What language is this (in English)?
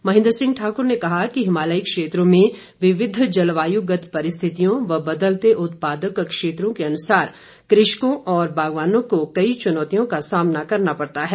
Hindi